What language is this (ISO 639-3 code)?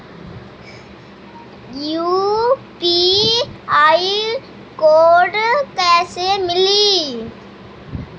bho